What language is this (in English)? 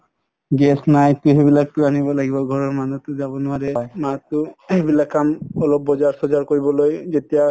Assamese